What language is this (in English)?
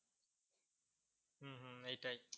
Bangla